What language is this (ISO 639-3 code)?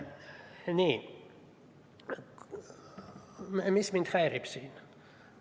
est